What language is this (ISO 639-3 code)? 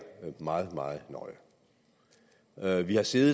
dan